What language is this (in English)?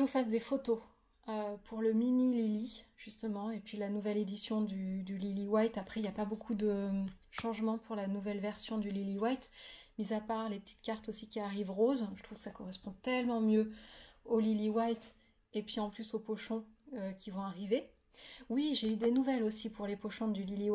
French